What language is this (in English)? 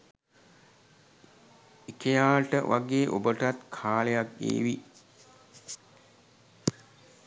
Sinhala